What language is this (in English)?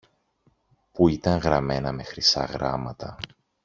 Greek